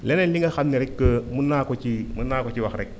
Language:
Wolof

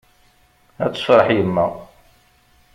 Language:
Kabyle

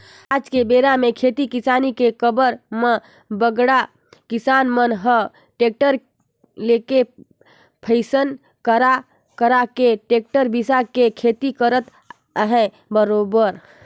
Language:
Chhattisgarhi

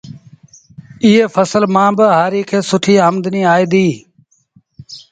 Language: Sindhi Bhil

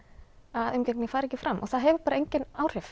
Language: Icelandic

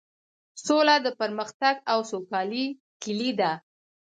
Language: Pashto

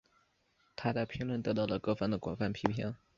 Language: Chinese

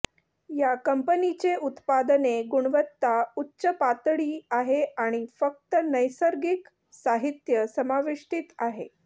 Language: Marathi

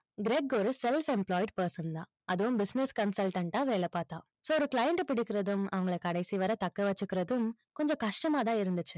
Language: Tamil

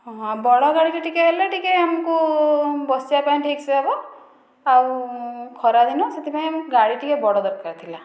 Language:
Odia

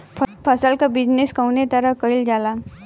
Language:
Bhojpuri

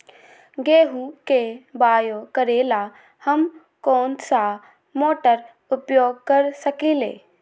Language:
Magahi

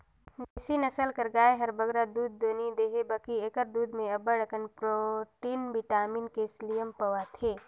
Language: Chhattisgarhi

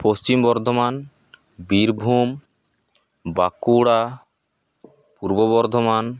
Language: Santali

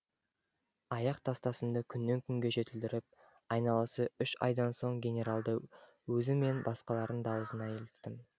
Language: Kazakh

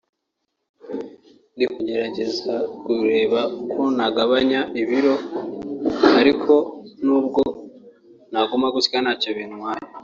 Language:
Kinyarwanda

